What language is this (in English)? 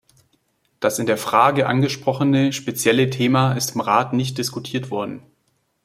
German